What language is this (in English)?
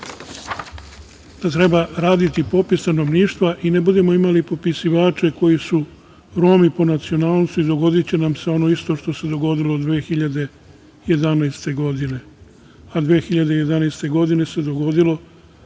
Serbian